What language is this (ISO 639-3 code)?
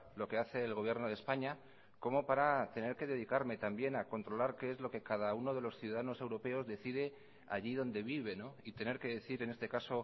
spa